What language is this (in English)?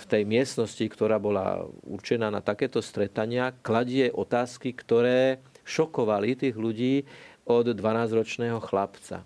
Slovak